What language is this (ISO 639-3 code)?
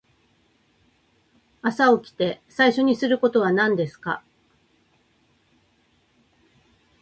jpn